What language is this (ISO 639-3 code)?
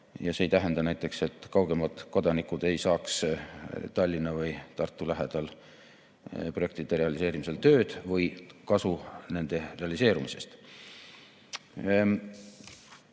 est